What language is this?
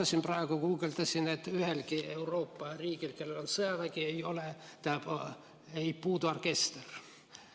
Estonian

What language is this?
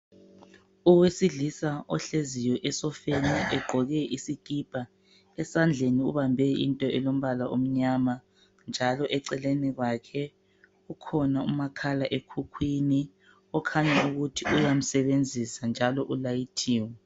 North Ndebele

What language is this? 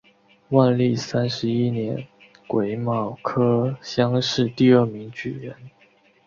Chinese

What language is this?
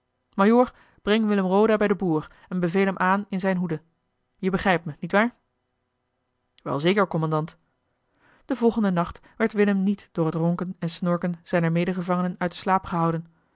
Dutch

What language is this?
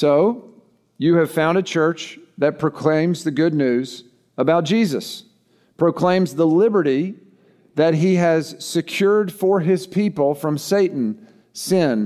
English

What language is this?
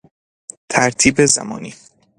Persian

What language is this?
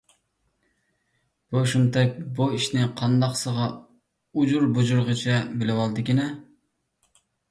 Uyghur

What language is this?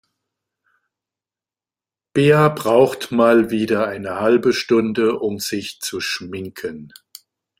German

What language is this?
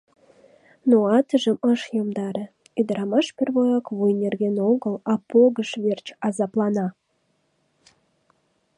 Mari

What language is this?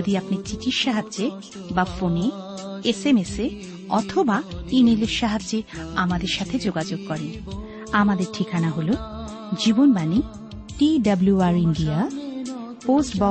Bangla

